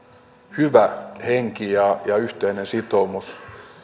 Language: Finnish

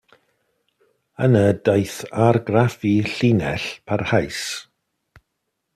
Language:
Welsh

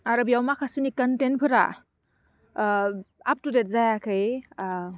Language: Bodo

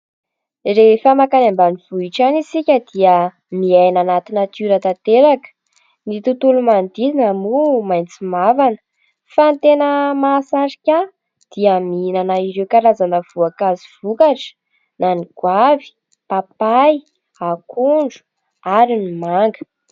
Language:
Malagasy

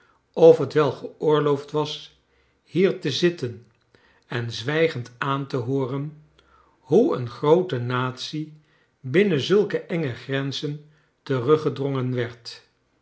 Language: Dutch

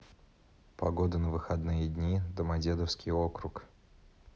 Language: Russian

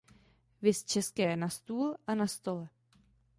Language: Czech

